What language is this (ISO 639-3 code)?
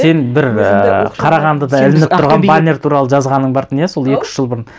kaz